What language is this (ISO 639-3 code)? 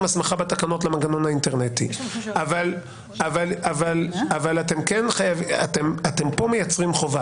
heb